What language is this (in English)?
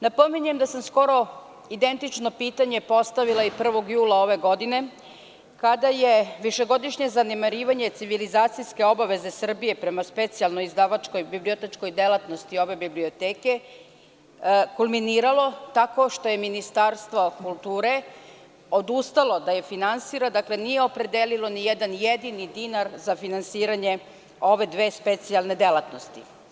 Serbian